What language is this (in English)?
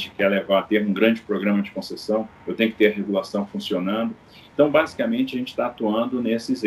Portuguese